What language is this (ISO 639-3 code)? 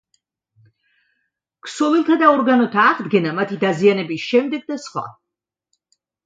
kat